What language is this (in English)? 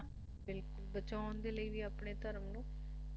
Punjabi